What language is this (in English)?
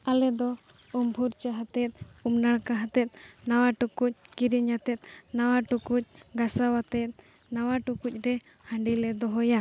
Santali